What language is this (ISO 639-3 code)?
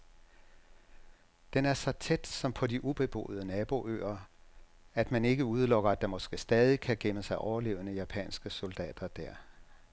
dan